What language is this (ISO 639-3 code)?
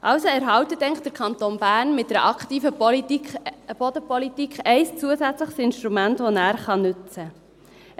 gsw